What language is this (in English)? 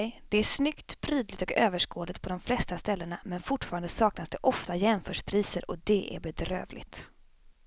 Swedish